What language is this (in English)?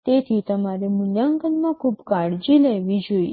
Gujarati